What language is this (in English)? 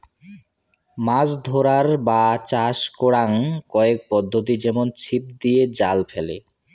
Bangla